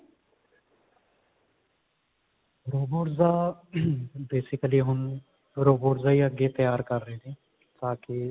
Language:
Punjabi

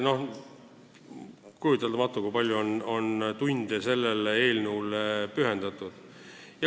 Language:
Estonian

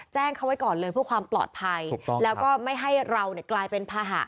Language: Thai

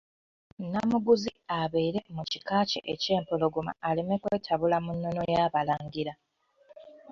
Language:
Ganda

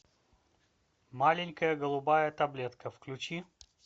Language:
Russian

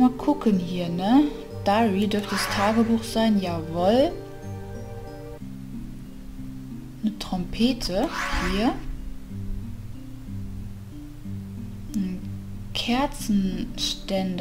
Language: German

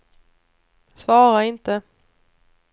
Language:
Swedish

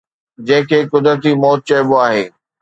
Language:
Sindhi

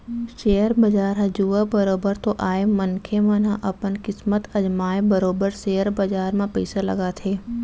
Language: Chhattisgarhi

